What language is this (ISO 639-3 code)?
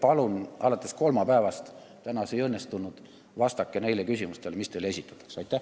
est